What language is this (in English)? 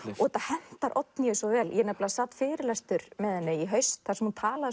Icelandic